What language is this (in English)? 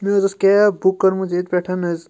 Kashmiri